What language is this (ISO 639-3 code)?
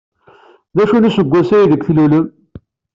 kab